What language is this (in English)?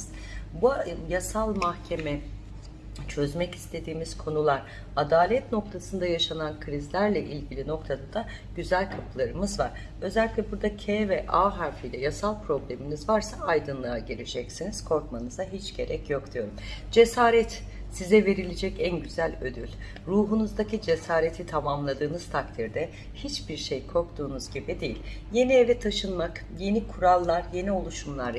Turkish